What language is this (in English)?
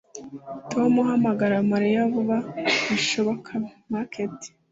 Kinyarwanda